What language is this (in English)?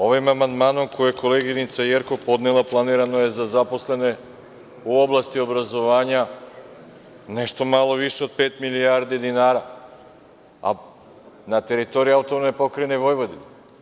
Serbian